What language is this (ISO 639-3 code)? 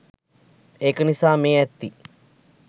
sin